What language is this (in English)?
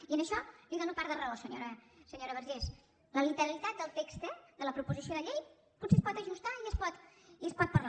Catalan